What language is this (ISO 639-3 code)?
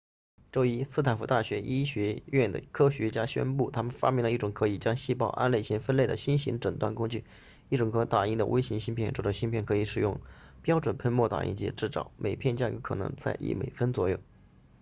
zho